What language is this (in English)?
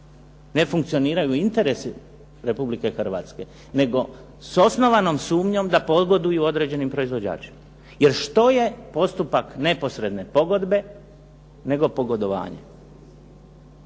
Croatian